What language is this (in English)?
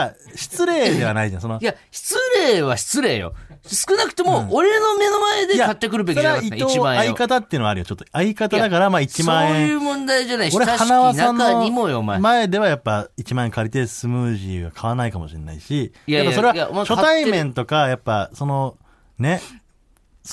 Japanese